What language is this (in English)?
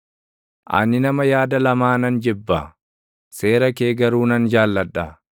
Oromo